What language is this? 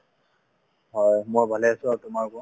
Assamese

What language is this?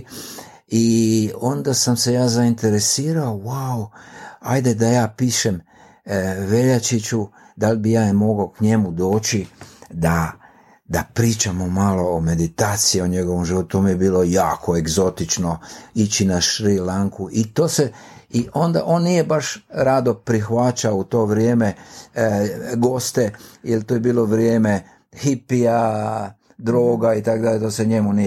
Croatian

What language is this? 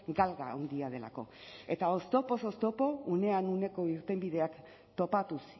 Basque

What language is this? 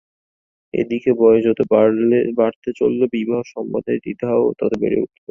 Bangla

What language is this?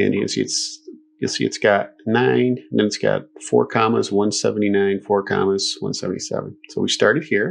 English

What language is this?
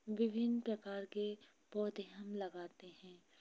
Hindi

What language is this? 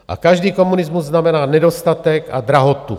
Czech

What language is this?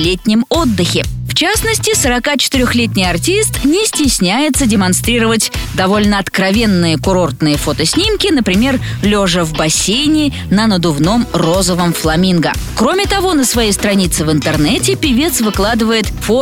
Russian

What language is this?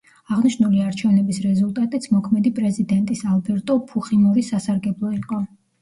Georgian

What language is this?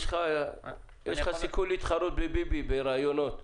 Hebrew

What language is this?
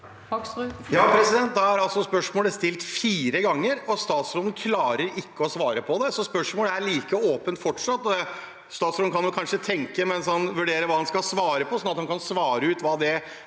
Norwegian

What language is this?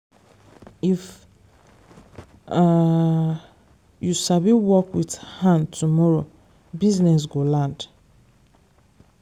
Nigerian Pidgin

